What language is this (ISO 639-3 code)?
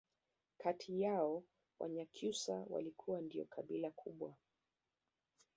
swa